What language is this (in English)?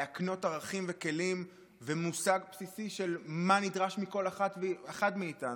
Hebrew